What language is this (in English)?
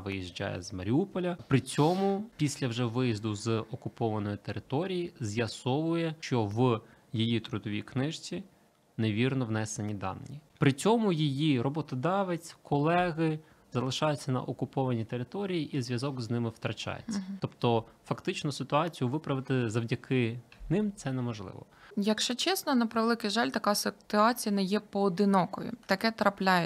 Ukrainian